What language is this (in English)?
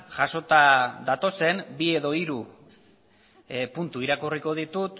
Basque